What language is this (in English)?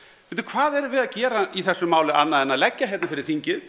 Icelandic